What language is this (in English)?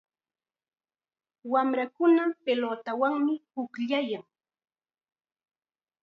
Chiquián Ancash Quechua